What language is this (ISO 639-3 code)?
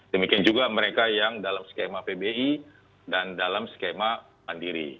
ind